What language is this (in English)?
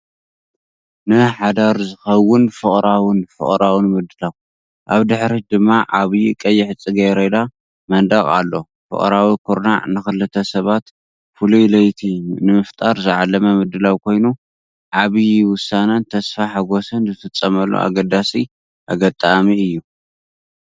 Tigrinya